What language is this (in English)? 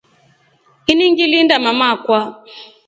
Rombo